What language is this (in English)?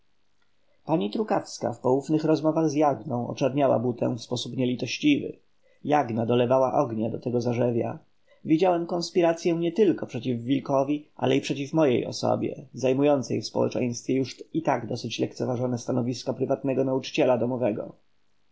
Polish